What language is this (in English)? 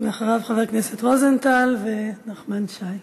Hebrew